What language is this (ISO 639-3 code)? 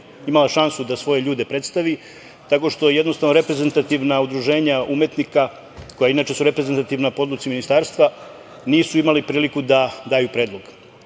srp